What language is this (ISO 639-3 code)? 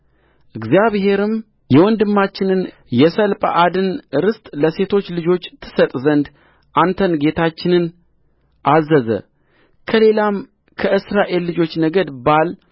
amh